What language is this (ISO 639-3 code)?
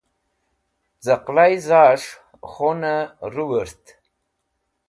wbl